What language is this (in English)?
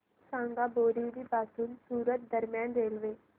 Marathi